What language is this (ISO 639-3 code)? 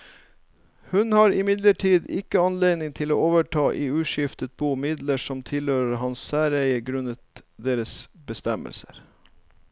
nor